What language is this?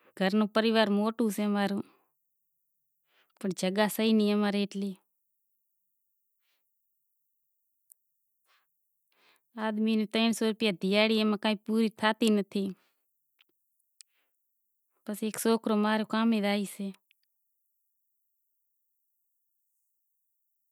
Kachi Koli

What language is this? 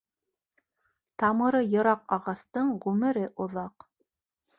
Bashkir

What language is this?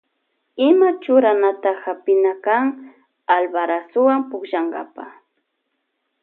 Loja Highland Quichua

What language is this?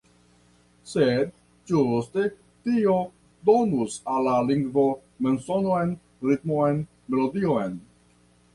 Esperanto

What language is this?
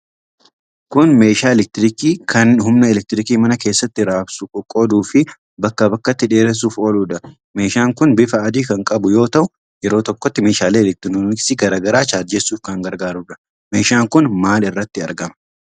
Oromo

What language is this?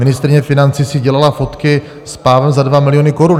Czech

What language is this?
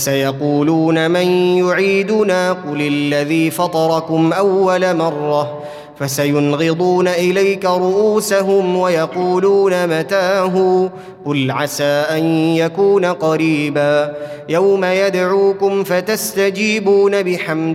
Arabic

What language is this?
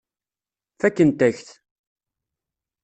Kabyle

